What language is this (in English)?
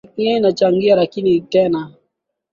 Swahili